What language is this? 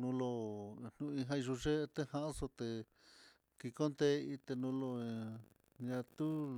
Mitlatongo Mixtec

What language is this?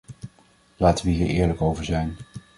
Dutch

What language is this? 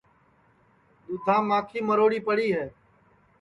Sansi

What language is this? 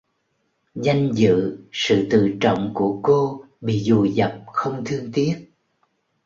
Vietnamese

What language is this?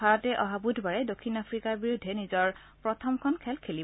Assamese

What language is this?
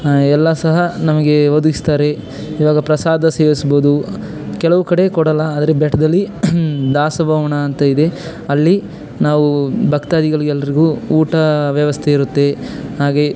Kannada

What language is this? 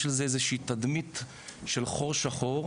Hebrew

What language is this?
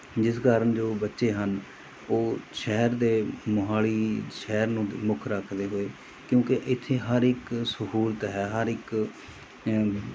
Punjabi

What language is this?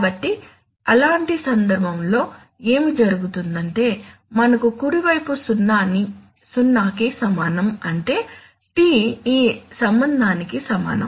Telugu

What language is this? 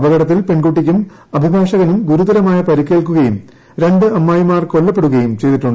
Malayalam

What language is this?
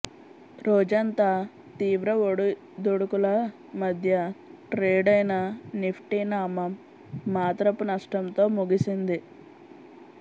Telugu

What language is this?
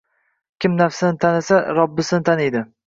Uzbek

